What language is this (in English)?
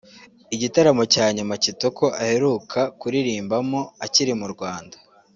Kinyarwanda